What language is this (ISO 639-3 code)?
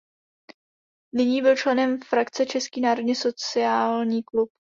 ces